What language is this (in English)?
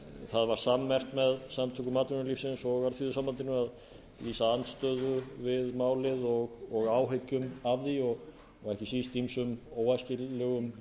Icelandic